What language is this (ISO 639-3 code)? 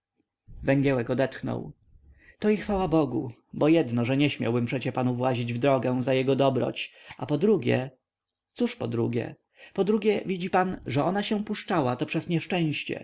pol